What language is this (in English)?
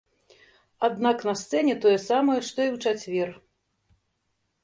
Belarusian